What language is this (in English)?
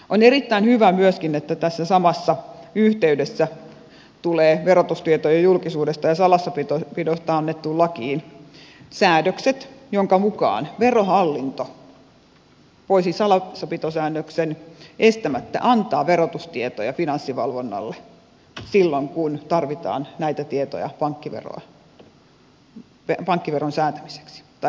Finnish